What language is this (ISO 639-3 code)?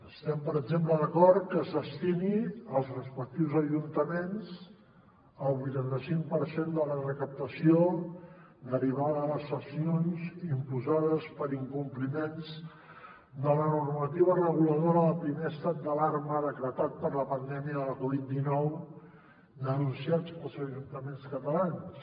cat